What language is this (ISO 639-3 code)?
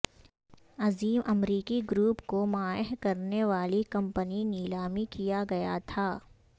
urd